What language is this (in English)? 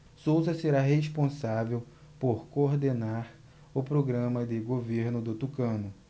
Portuguese